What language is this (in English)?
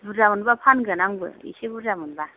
Bodo